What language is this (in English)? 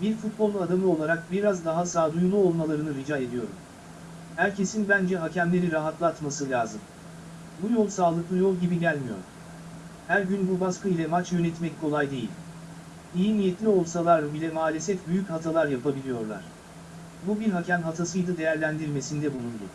Turkish